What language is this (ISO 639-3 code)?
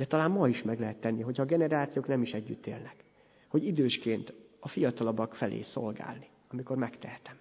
hun